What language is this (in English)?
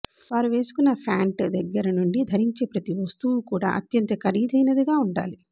Telugu